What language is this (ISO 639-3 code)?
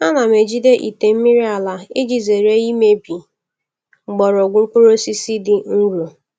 ibo